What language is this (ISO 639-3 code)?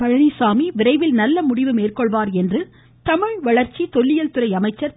tam